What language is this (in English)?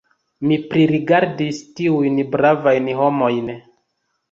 Esperanto